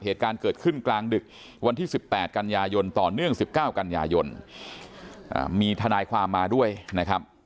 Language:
Thai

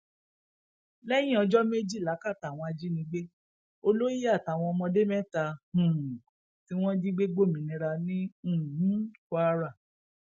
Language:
Yoruba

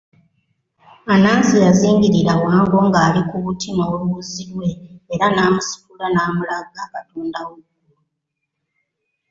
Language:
Ganda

